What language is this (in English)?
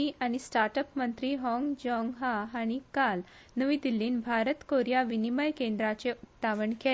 Konkani